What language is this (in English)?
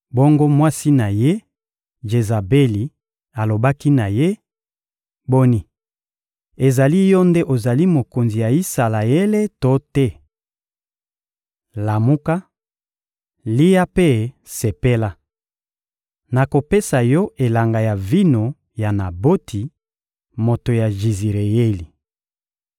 Lingala